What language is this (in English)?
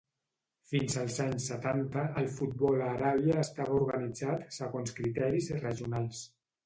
Catalan